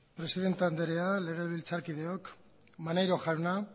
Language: Basque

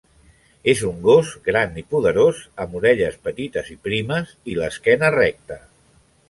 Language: Catalan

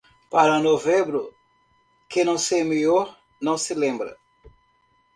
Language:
Portuguese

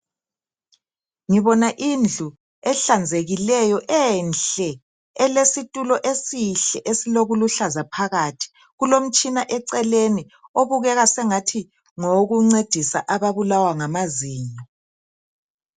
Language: North Ndebele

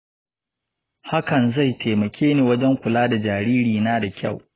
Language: Hausa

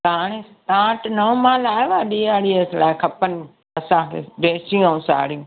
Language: Sindhi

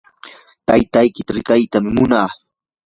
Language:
Yanahuanca Pasco Quechua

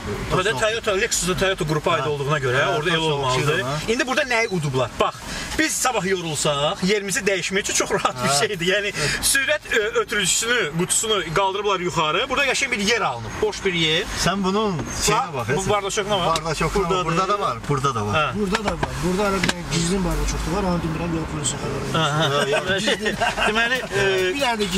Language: Turkish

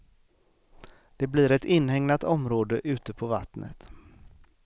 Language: Swedish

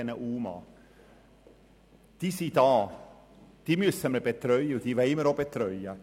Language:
Swiss German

